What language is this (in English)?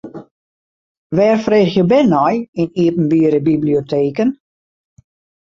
Western Frisian